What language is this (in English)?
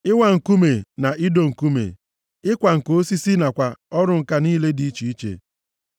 Igbo